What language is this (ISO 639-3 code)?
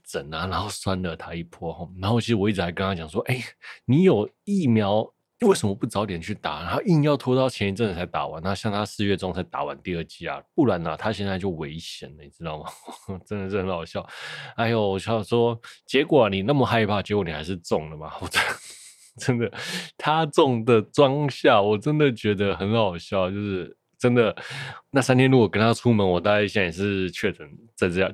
zho